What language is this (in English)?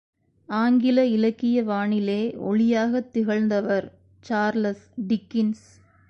Tamil